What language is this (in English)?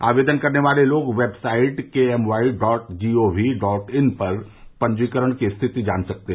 Hindi